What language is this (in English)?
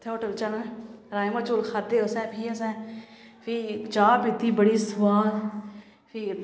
Dogri